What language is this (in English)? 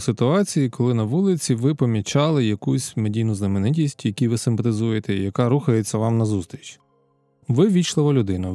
Ukrainian